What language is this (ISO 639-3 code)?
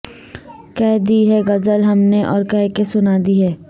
urd